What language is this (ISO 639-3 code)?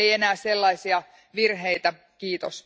fin